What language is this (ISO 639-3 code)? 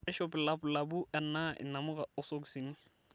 mas